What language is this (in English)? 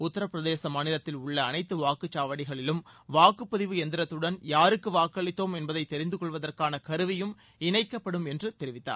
Tamil